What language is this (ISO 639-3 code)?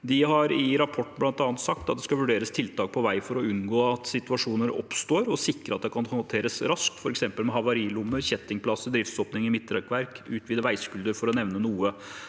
nor